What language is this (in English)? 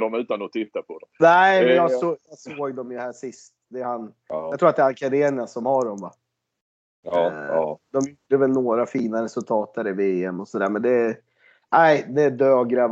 Swedish